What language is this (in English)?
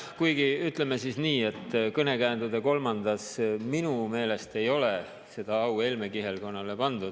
Estonian